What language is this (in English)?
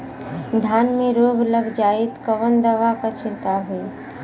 Bhojpuri